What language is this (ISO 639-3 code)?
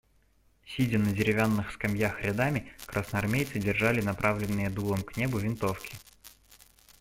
rus